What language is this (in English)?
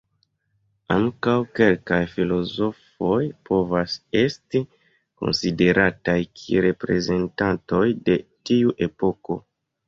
Esperanto